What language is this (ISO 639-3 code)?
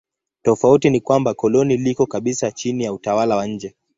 swa